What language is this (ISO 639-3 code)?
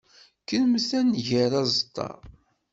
kab